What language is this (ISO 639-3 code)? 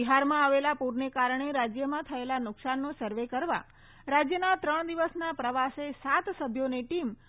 guj